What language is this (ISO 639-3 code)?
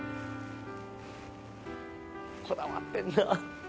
jpn